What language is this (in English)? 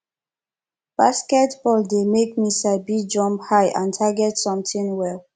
Nigerian Pidgin